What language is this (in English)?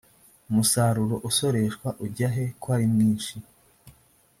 Kinyarwanda